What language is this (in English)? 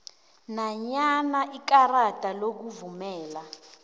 South Ndebele